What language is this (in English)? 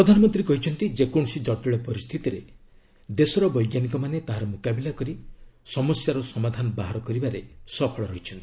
Odia